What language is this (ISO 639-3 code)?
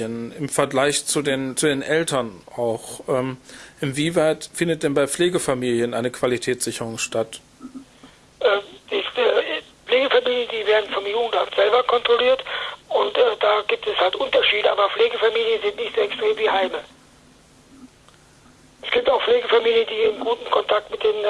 deu